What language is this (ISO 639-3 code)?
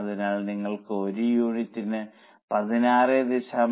mal